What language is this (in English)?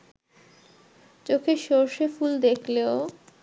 Bangla